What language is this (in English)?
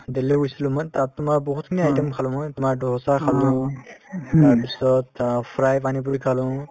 Assamese